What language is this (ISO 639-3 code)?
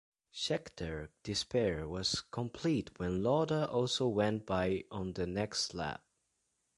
eng